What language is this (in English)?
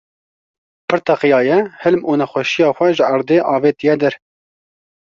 Kurdish